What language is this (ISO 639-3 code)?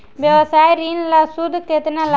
bho